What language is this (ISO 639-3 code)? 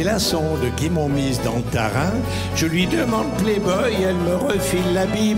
fra